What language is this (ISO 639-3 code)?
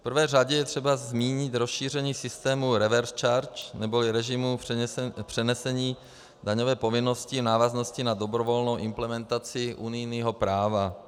ces